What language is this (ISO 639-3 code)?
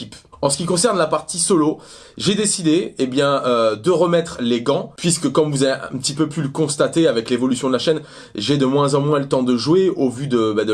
fra